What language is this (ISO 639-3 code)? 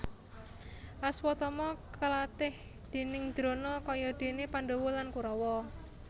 jav